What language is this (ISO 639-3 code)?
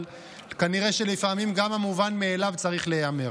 heb